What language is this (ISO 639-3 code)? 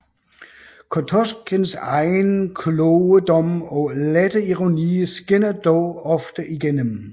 dan